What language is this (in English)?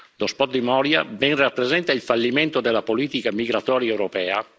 Italian